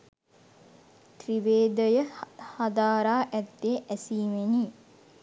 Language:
Sinhala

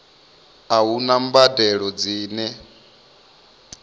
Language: Venda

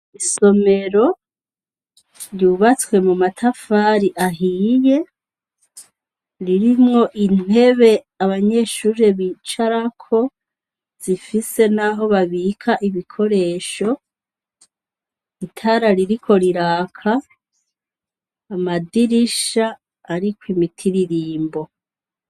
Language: Rundi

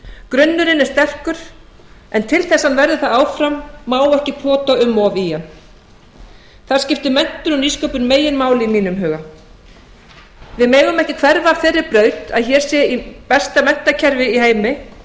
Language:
Icelandic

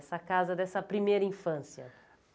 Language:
Portuguese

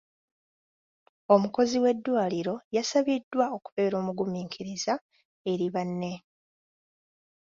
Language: Ganda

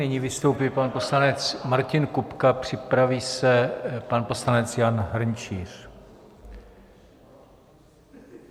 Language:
Czech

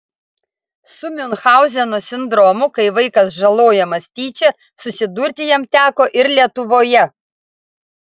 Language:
Lithuanian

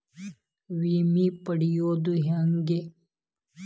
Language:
Kannada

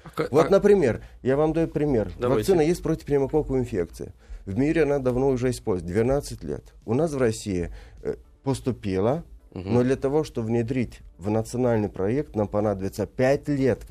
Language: Russian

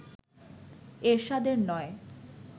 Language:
Bangla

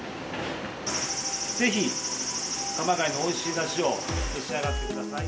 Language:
Japanese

